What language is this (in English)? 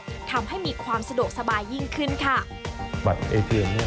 Thai